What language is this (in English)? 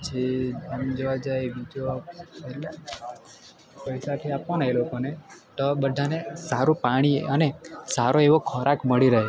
Gujarati